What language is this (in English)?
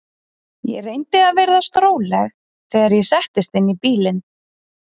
Icelandic